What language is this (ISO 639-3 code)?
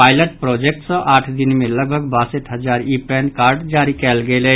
mai